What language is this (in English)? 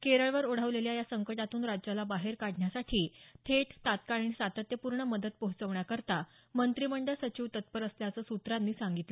Marathi